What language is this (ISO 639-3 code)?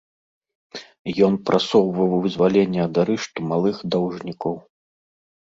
bel